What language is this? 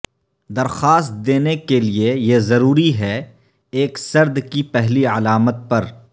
Urdu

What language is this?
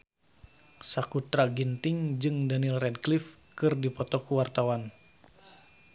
Sundanese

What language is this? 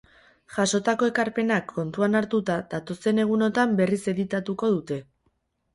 Basque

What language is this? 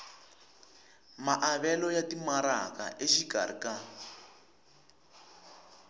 Tsonga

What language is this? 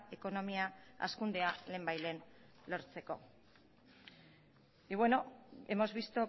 Basque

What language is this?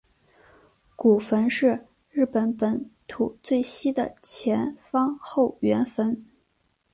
Chinese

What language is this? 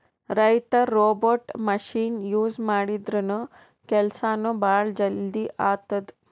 Kannada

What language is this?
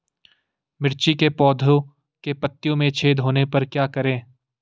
Hindi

